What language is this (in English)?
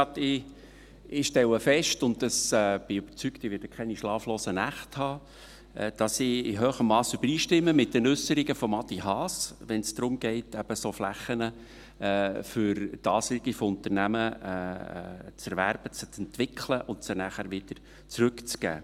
Swiss German